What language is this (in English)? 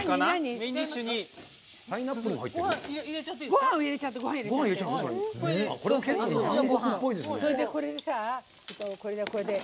Japanese